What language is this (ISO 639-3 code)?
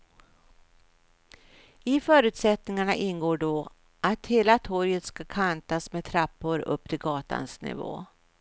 swe